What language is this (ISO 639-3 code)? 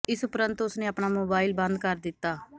pan